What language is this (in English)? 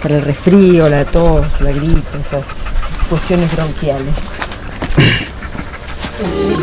Spanish